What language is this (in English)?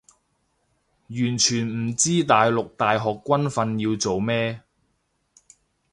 Cantonese